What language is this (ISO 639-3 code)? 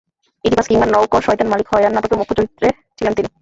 ben